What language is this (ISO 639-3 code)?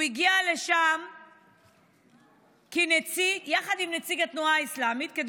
heb